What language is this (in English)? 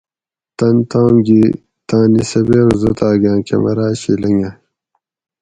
Gawri